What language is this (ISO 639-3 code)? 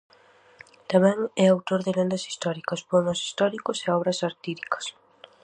glg